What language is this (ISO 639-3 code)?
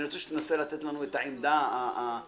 heb